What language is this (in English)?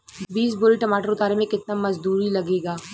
Bhojpuri